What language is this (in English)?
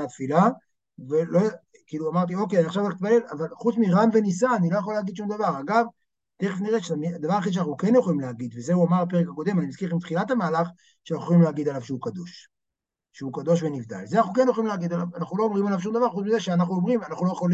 Hebrew